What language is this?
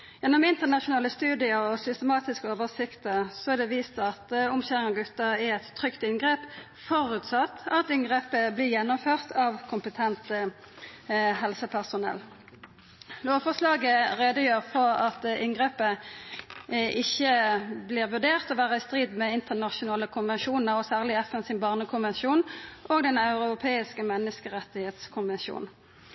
Norwegian Nynorsk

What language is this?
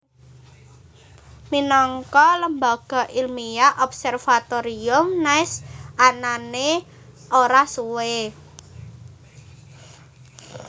Javanese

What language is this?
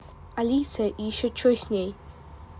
Russian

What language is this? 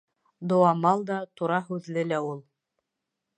Bashkir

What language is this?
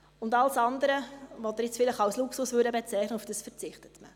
Swiss German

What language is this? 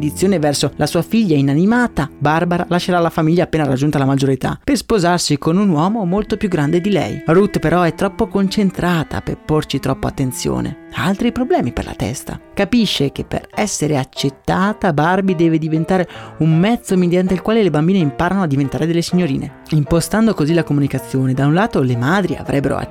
Italian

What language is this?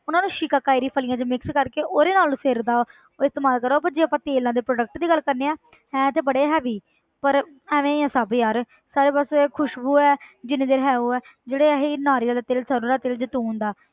Punjabi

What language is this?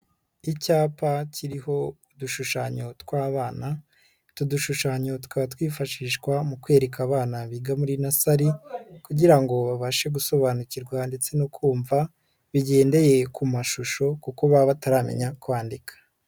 Kinyarwanda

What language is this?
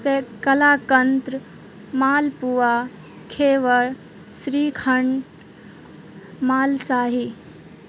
Urdu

